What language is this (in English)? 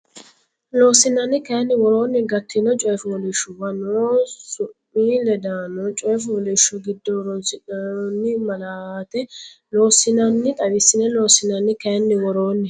Sidamo